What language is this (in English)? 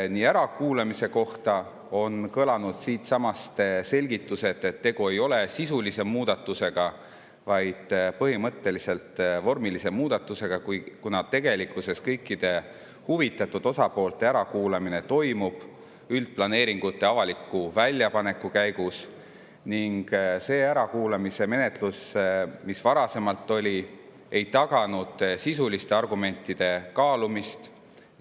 Estonian